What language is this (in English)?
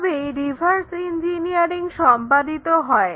Bangla